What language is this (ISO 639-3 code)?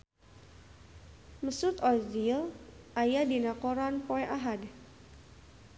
sun